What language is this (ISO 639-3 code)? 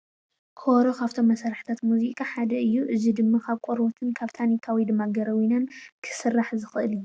tir